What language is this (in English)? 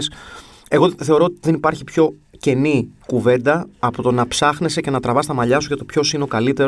Greek